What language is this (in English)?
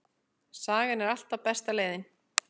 Icelandic